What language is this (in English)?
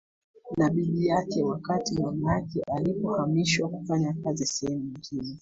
Swahili